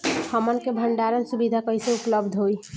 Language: Bhojpuri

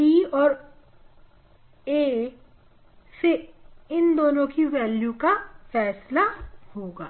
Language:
Hindi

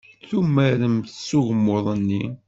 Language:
Kabyle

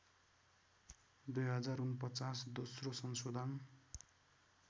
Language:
Nepali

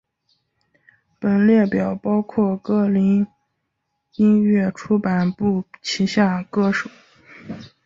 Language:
Chinese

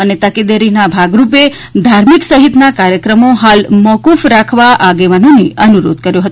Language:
Gujarati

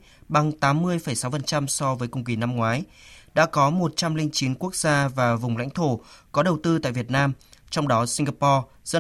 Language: Vietnamese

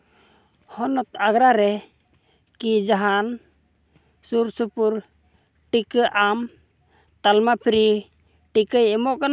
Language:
Santali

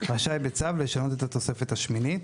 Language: Hebrew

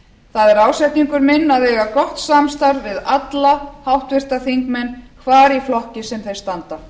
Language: Icelandic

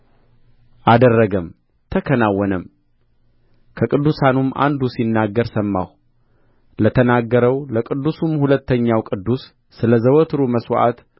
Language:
Amharic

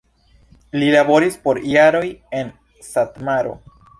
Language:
Esperanto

